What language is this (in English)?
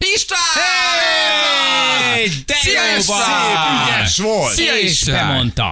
Hungarian